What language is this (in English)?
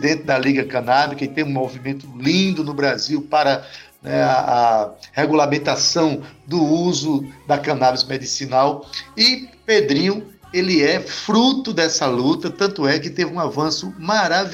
Portuguese